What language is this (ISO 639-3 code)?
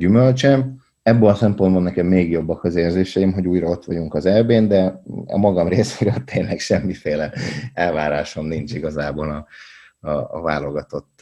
hun